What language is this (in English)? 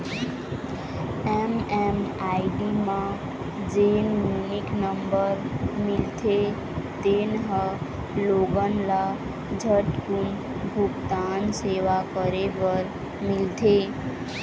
Chhattisgarhi